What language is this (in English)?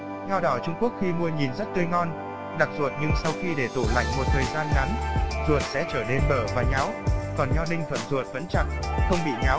Vietnamese